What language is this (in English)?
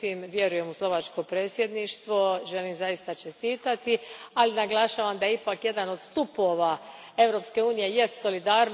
Croatian